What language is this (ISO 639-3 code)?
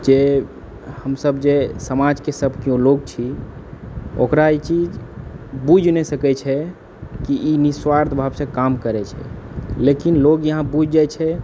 mai